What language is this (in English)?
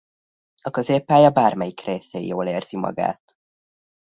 Hungarian